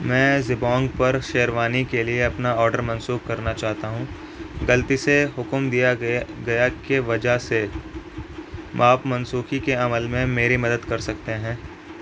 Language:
Urdu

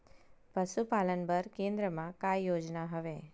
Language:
Chhattisgarhi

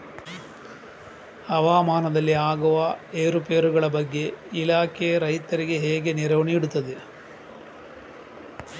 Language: Kannada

